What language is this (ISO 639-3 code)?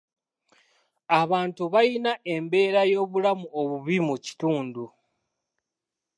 lug